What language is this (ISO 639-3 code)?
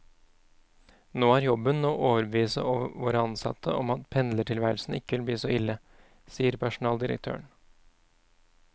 nor